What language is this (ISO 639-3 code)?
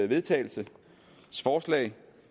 dan